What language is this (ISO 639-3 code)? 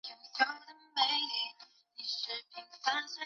zho